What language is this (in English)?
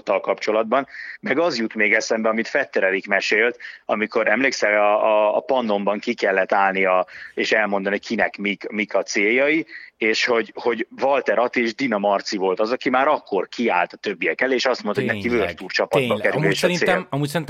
Hungarian